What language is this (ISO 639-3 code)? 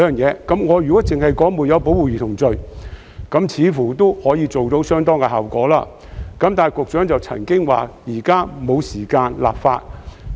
yue